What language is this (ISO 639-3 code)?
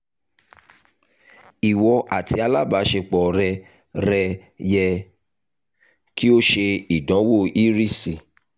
yor